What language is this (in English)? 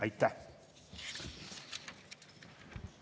Estonian